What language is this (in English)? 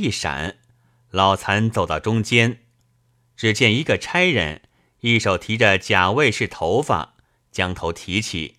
Chinese